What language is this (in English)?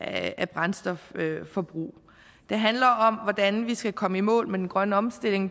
Danish